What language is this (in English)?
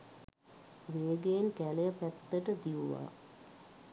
Sinhala